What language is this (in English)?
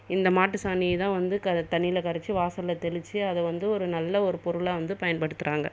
Tamil